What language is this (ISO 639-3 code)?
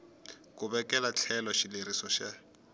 tso